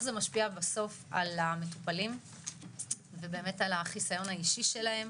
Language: Hebrew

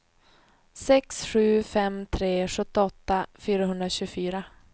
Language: Swedish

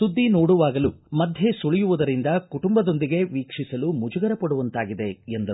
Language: Kannada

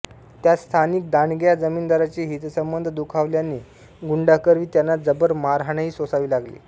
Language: Marathi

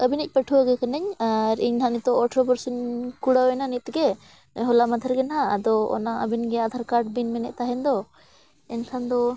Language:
Santali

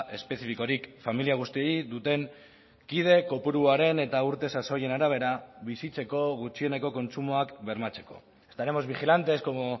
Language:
Basque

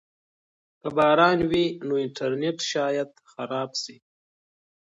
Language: Pashto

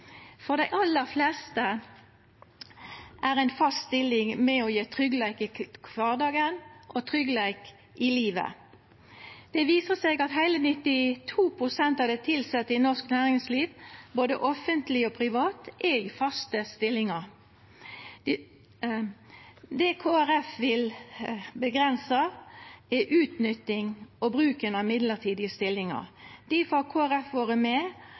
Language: Norwegian Nynorsk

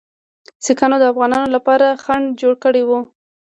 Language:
Pashto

